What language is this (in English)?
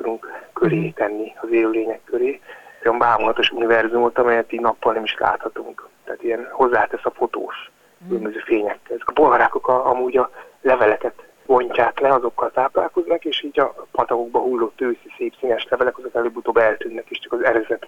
Hungarian